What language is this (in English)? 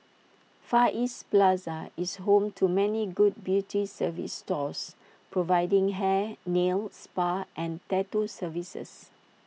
English